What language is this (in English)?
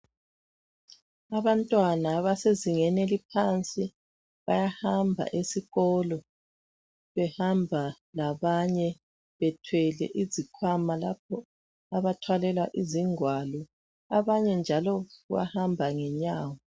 North Ndebele